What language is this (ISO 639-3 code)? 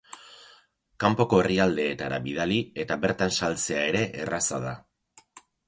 eus